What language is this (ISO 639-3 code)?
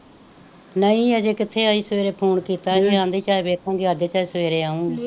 pan